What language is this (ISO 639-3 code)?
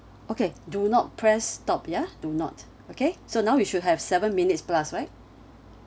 eng